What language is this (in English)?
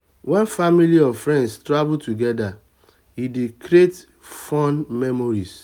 Nigerian Pidgin